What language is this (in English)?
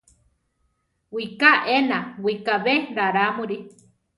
Central Tarahumara